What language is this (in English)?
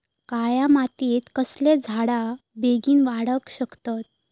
Marathi